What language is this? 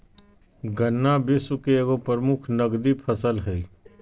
Magahi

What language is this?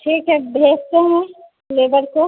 Hindi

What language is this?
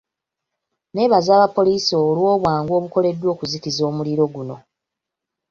Ganda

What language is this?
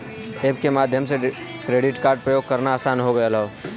Bhojpuri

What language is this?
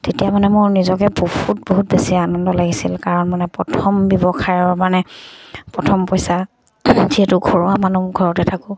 Assamese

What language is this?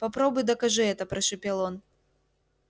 Russian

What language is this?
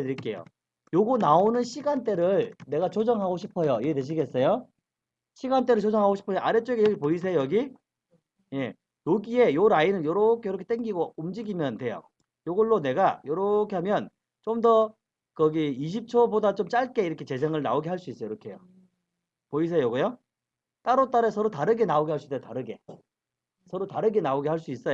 Korean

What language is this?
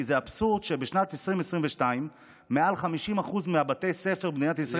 Hebrew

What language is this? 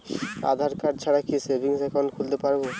Bangla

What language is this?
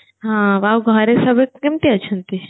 Odia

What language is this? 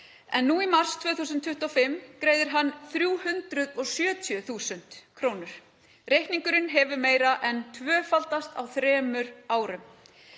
Icelandic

